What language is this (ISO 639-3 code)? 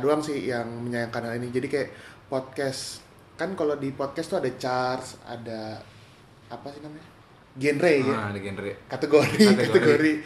ind